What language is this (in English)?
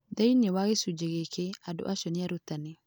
Kikuyu